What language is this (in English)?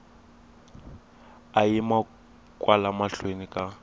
Tsonga